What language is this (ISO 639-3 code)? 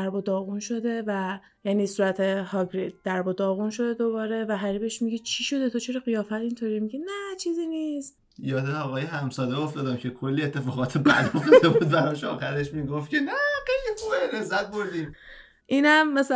fas